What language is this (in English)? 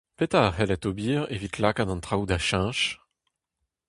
Breton